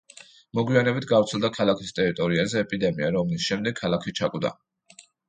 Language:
Georgian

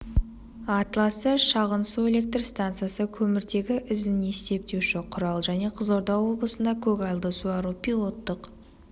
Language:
Kazakh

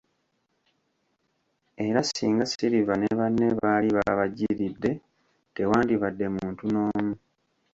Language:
Ganda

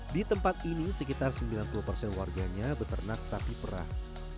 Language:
Indonesian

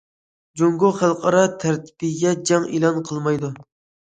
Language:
Uyghur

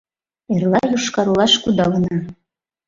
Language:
Mari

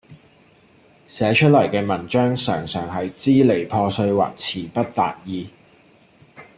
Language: Cantonese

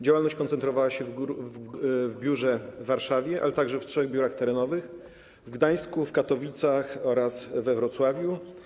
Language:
Polish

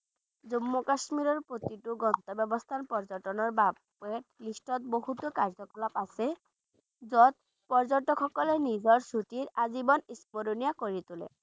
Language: Bangla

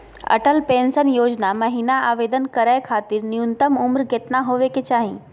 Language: Magahi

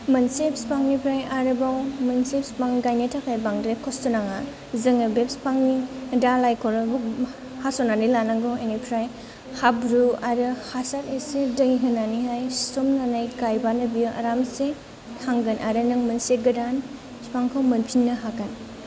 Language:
Bodo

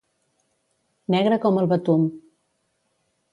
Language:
Catalan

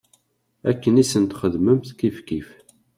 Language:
Kabyle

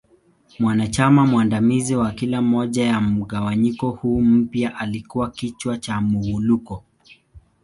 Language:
Swahili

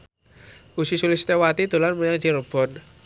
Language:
Javanese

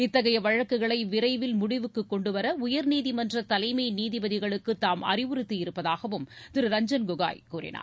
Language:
Tamil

